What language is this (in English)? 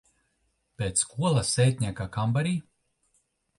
Latvian